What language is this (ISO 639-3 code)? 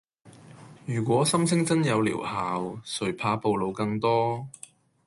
yue